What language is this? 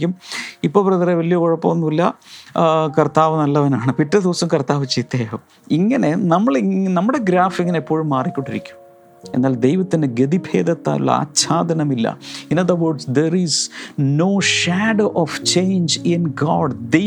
Malayalam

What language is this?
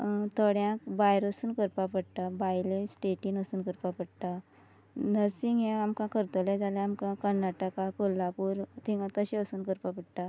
Konkani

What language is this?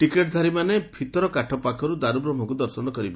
Odia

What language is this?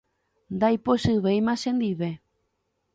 Guarani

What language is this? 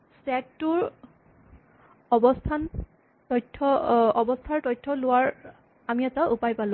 Assamese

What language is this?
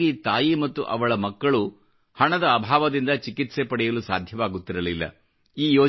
Kannada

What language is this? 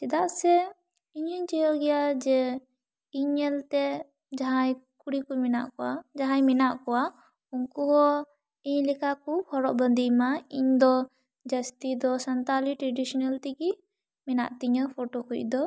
Santali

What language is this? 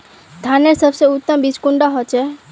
Magahi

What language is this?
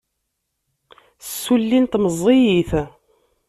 Kabyle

